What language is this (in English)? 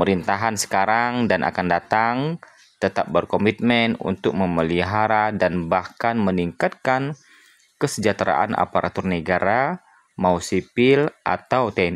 Indonesian